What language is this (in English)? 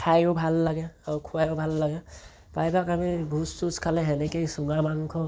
Assamese